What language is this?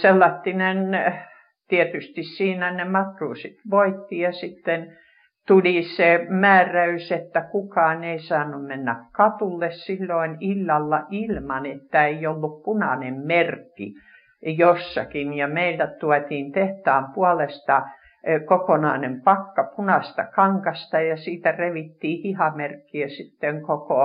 Finnish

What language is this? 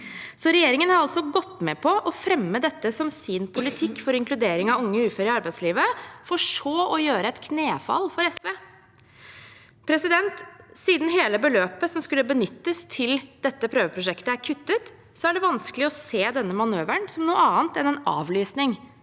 Norwegian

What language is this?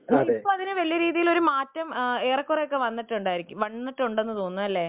Malayalam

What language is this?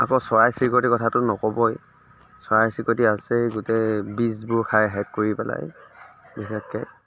Assamese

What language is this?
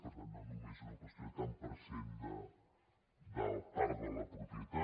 Catalan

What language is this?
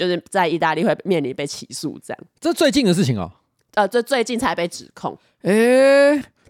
Chinese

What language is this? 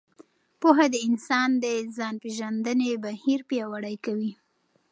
Pashto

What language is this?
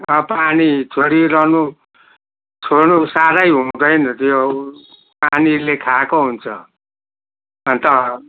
Nepali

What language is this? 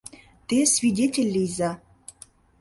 Mari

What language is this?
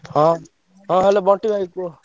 Odia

